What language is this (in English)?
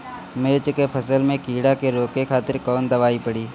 Bhojpuri